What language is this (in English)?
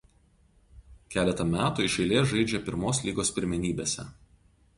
Lithuanian